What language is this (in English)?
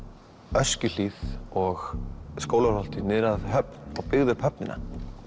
Icelandic